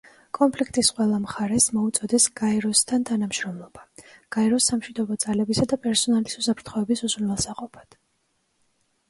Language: Georgian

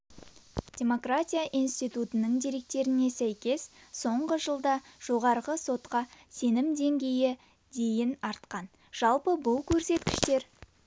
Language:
Kazakh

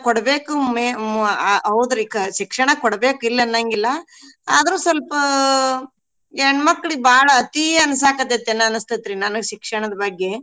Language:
Kannada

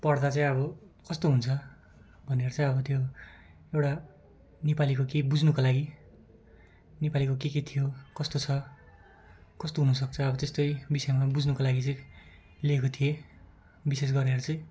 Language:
Nepali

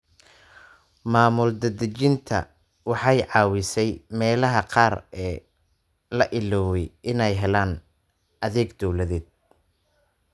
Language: Somali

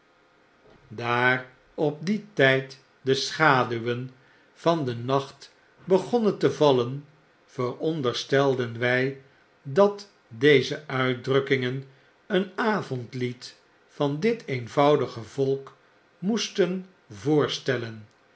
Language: Dutch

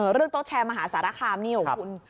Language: Thai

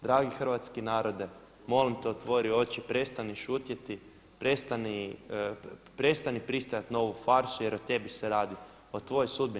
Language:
Croatian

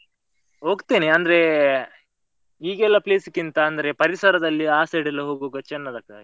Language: Kannada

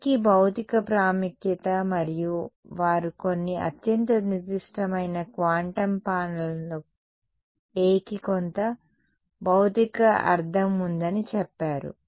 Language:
Telugu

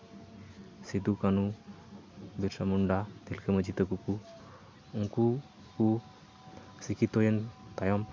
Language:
Santali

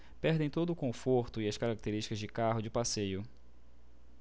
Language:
Portuguese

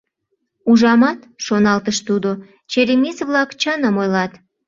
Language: Mari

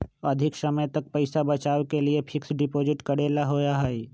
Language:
Magahi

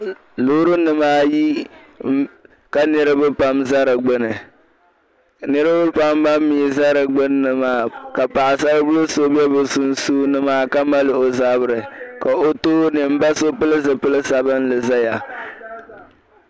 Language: Dagbani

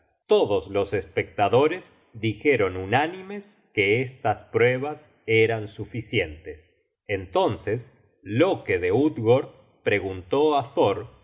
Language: Spanish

